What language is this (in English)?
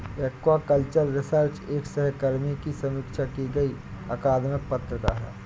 Hindi